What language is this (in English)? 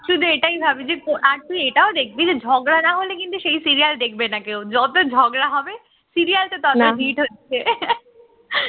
Bangla